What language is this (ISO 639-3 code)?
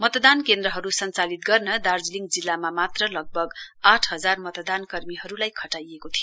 nep